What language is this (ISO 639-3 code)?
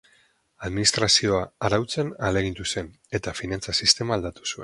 eus